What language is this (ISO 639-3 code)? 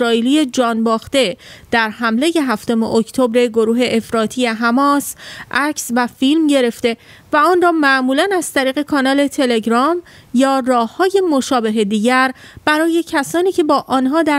fas